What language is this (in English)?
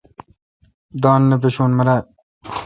Kalkoti